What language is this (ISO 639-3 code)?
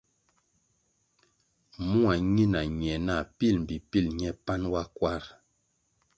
nmg